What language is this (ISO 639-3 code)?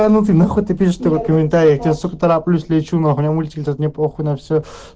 rus